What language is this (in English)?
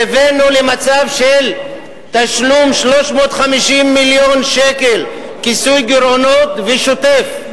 Hebrew